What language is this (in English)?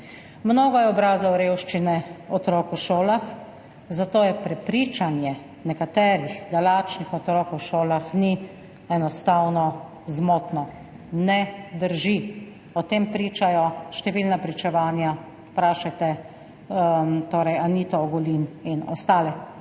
Slovenian